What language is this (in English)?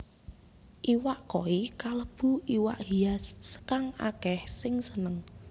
Javanese